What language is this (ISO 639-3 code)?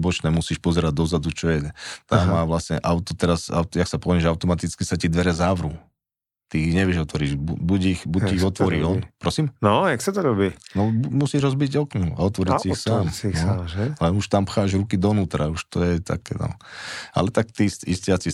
slk